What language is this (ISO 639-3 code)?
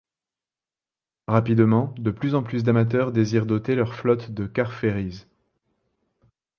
fra